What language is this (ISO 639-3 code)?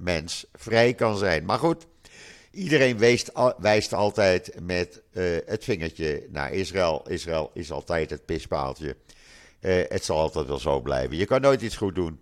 nld